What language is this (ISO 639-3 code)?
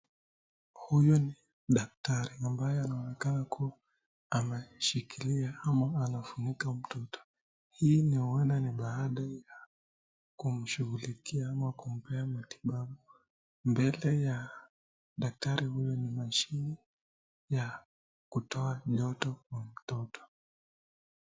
swa